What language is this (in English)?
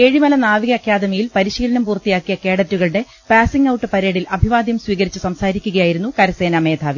Malayalam